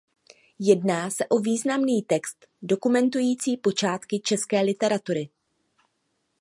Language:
Czech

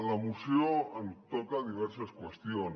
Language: Catalan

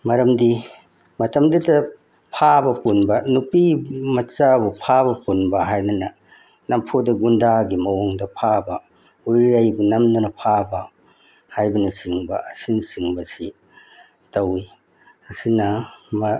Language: Manipuri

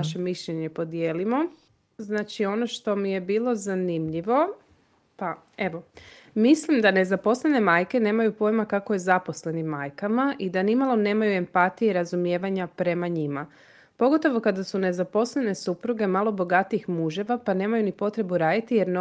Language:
Croatian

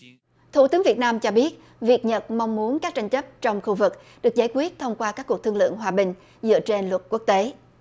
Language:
Vietnamese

